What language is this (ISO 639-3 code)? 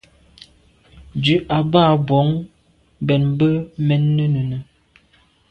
byv